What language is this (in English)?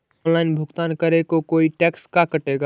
Magahi